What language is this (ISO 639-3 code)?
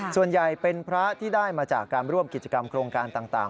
tha